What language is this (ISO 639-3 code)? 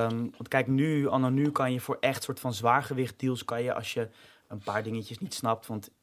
nld